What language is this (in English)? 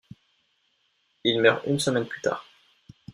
French